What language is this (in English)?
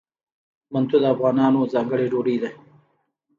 Pashto